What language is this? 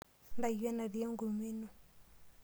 Masai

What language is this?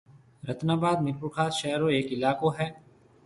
Marwari (Pakistan)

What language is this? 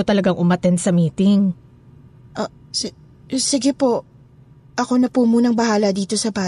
Filipino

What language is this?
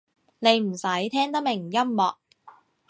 Cantonese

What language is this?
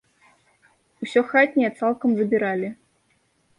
Belarusian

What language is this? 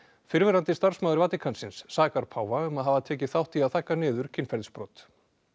Icelandic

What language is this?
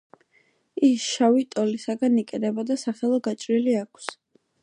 Georgian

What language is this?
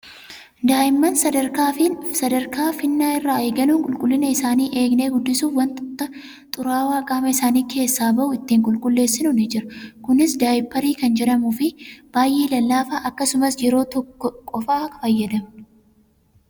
Oromo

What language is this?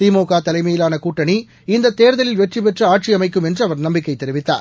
Tamil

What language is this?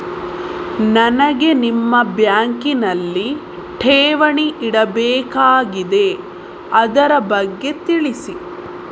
Kannada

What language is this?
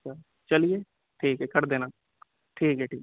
Urdu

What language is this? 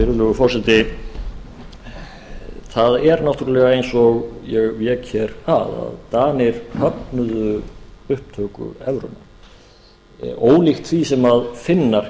Icelandic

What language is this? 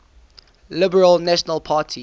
English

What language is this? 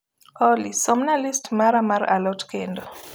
Luo (Kenya and Tanzania)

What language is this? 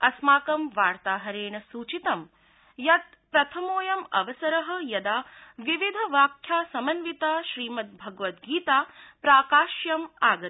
Sanskrit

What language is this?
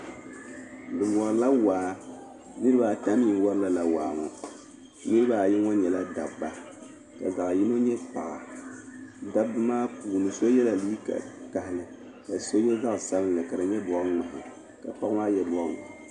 Dagbani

